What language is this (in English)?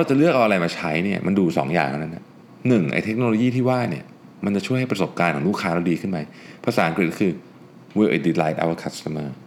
Thai